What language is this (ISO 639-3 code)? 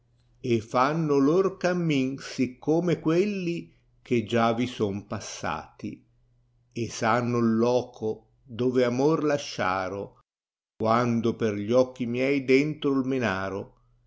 ita